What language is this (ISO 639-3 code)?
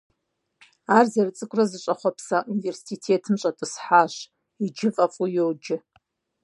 kbd